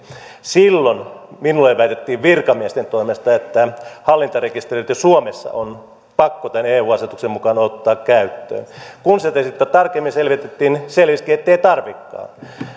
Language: Finnish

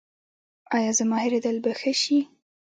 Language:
Pashto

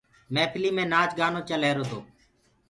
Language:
Gurgula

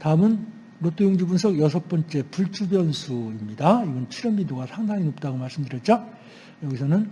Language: Korean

